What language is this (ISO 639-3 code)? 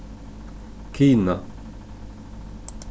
fao